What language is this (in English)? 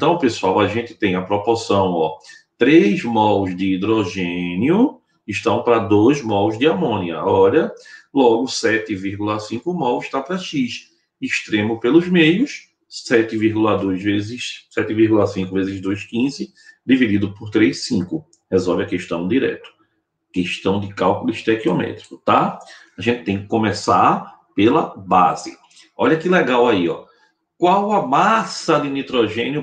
Portuguese